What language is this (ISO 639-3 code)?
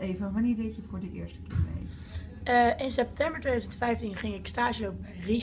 nld